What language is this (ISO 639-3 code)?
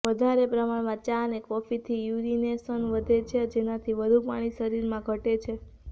guj